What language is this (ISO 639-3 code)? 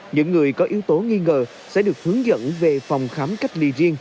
vie